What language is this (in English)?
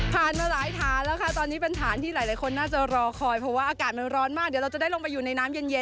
Thai